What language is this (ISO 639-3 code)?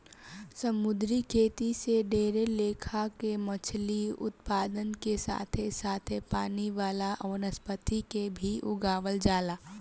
bho